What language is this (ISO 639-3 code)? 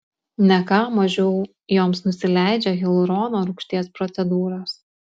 lit